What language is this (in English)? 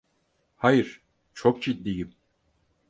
Turkish